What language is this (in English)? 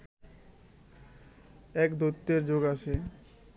Bangla